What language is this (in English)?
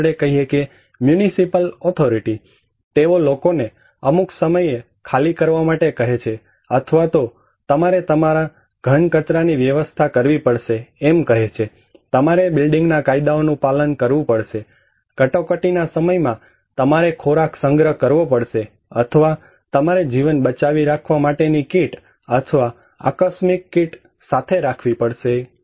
Gujarati